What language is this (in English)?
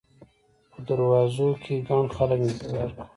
Pashto